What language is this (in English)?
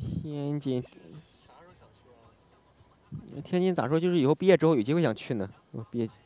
Chinese